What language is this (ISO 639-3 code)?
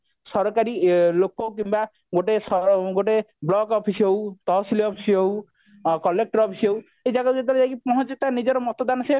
ori